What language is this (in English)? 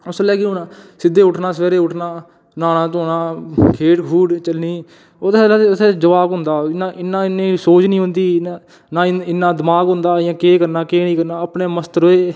Dogri